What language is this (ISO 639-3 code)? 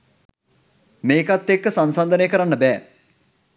sin